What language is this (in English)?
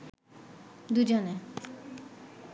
Bangla